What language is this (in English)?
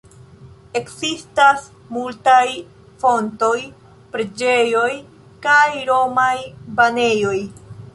Esperanto